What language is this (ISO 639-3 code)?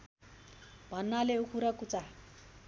nep